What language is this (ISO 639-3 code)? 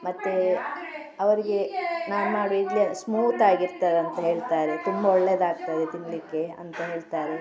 kan